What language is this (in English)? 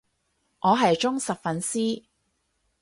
Cantonese